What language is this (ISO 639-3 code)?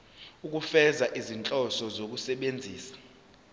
zul